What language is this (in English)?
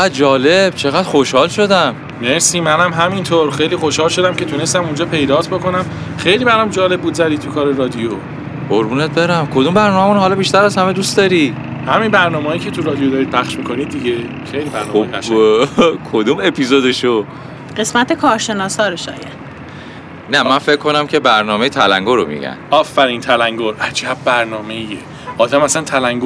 Persian